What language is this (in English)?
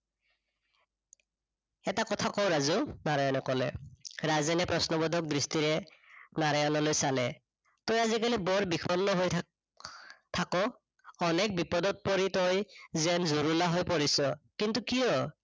Assamese